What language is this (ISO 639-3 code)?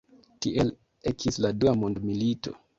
epo